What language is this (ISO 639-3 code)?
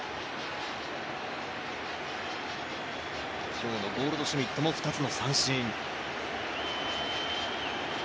jpn